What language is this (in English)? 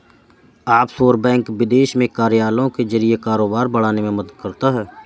Hindi